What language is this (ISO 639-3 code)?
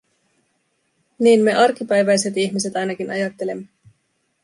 fin